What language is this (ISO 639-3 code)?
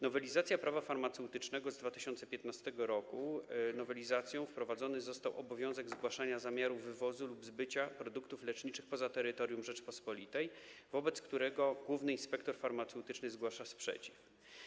pol